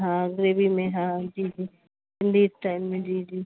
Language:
Sindhi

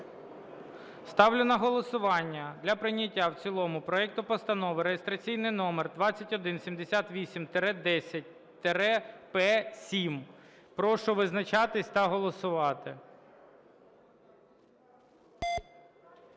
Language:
Ukrainian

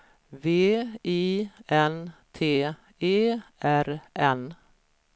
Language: Swedish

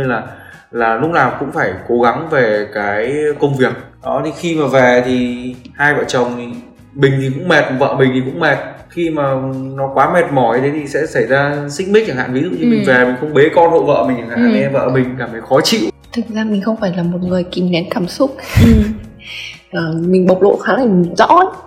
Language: Vietnamese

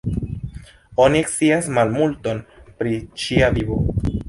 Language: Esperanto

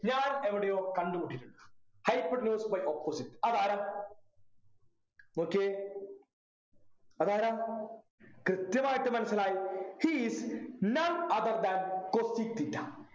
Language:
Malayalam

